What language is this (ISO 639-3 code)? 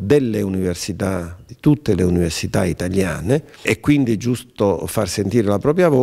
ita